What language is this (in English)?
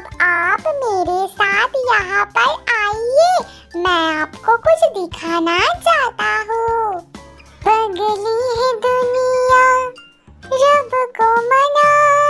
Hindi